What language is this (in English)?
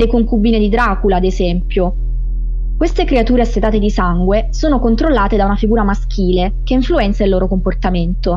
Italian